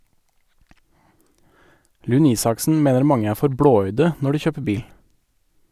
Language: Norwegian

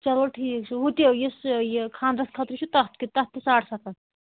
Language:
Kashmiri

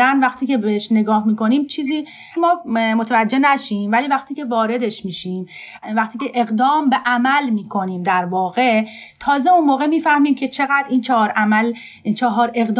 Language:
Persian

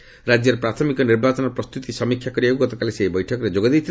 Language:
Odia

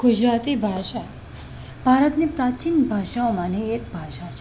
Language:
Gujarati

